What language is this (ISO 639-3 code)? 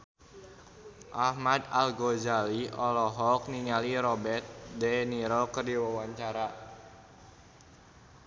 sun